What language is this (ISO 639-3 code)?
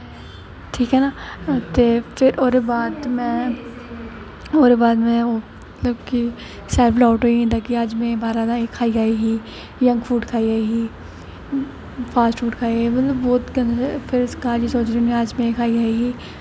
doi